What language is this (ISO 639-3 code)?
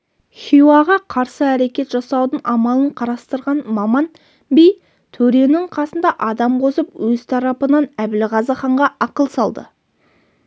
kaz